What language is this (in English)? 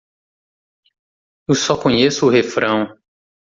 Portuguese